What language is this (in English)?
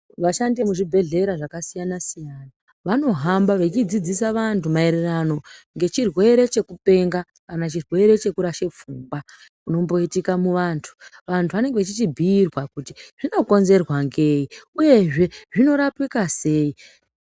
Ndau